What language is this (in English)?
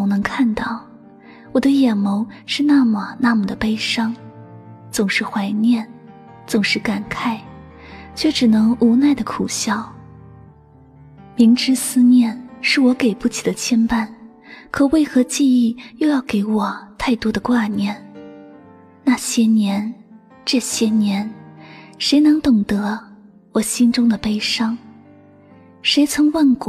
Chinese